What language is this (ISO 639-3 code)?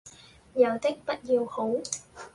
yue